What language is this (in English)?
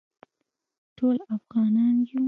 Pashto